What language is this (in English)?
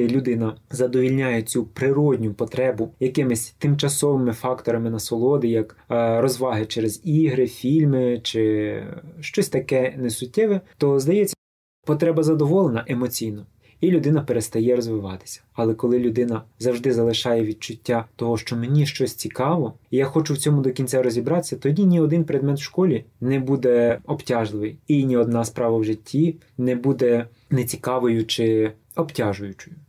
Russian